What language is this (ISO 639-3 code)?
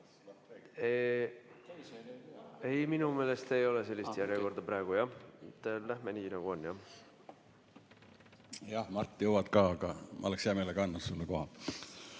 est